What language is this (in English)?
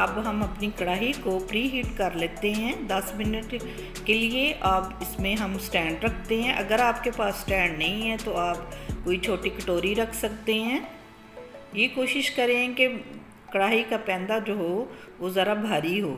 Hindi